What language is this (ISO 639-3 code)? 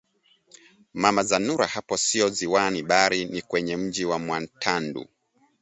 swa